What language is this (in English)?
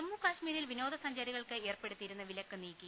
Malayalam